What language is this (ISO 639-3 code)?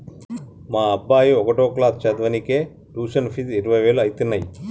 tel